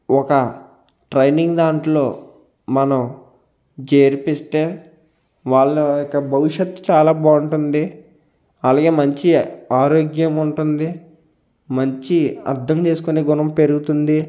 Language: Telugu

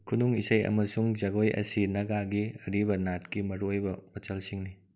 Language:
Manipuri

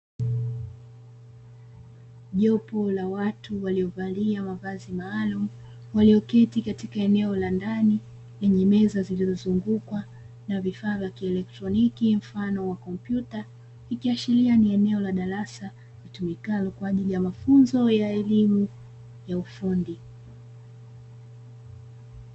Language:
Swahili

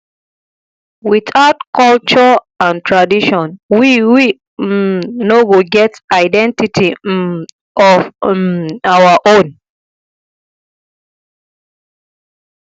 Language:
Nigerian Pidgin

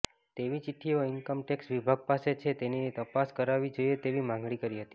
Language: Gujarati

